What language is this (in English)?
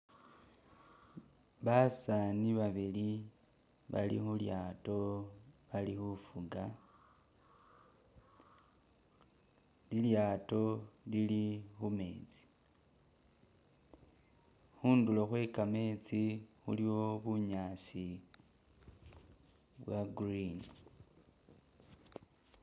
Masaaba